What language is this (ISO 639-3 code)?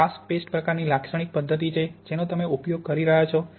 guj